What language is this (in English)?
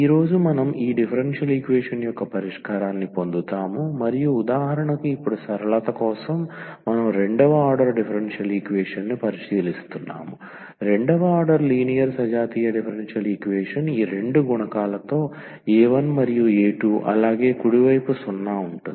Telugu